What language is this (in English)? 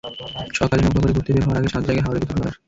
Bangla